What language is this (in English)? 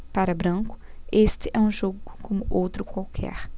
Portuguese